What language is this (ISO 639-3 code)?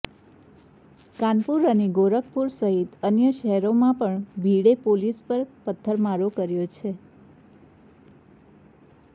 guj